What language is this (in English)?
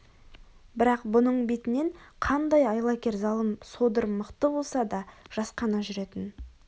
Kazakh